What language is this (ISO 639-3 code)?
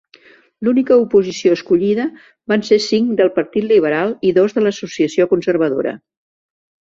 cat